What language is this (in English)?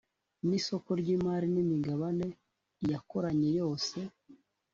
Kinyarwanda